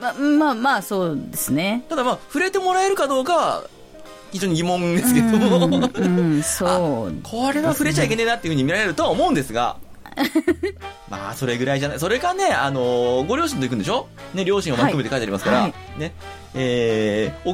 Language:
Japanese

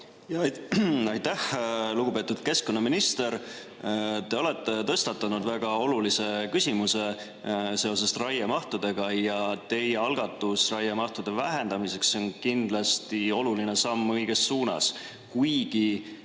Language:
Estonian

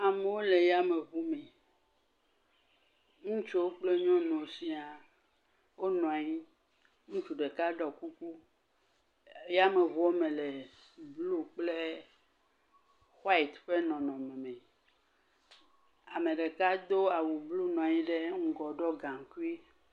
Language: Ewe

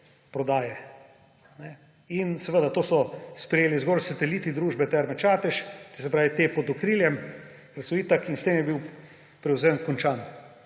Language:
Slovenian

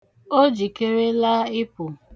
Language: Igbo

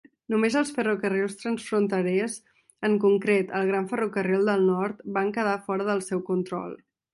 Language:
Catalan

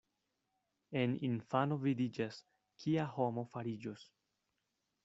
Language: Esperanto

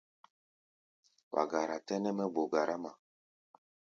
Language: Gbaya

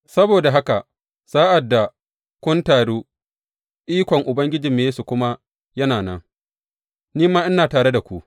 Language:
Hausa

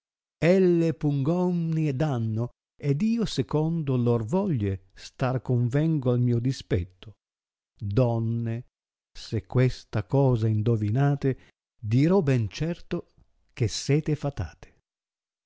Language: Italian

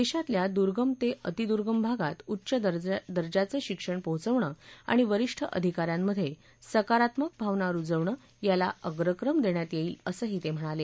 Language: Marathi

